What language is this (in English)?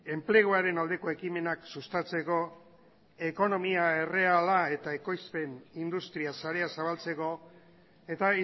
Basque